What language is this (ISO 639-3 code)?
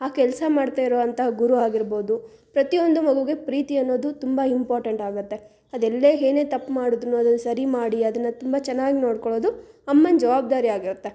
kan